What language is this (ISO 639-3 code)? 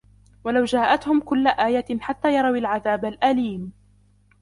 ara